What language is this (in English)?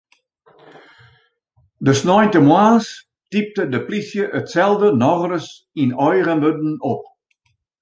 Western Frisian